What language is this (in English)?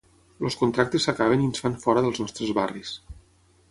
Catalan